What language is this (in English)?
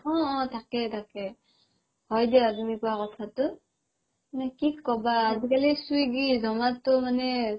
Assamese